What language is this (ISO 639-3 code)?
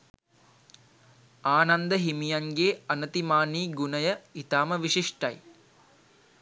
sin